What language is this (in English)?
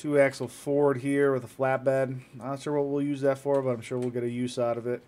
English